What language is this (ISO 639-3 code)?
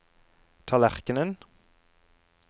nor